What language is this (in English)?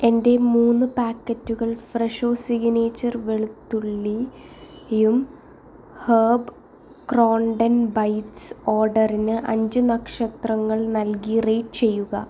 Malayalam